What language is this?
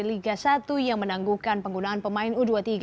Indonesian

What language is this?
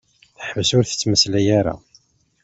Kabyle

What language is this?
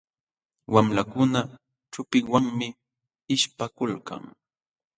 Jauja Wanca Quechua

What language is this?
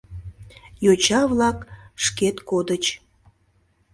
Mari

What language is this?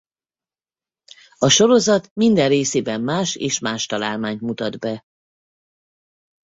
Hungarian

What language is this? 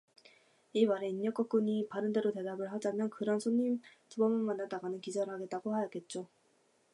Korean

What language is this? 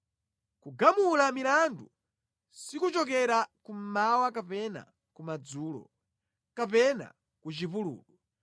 Nyanja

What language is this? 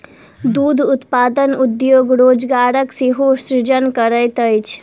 Maithili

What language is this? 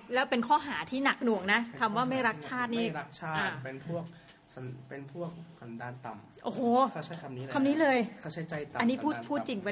Thai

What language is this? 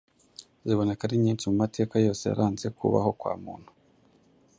Kinyarwanda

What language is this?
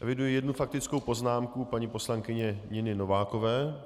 Czech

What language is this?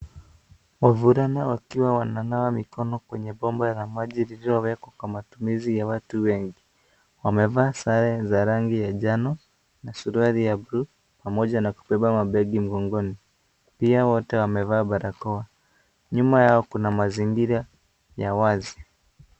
Swahili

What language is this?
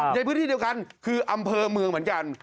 Thai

